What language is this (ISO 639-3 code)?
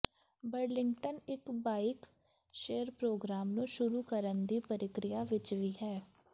pan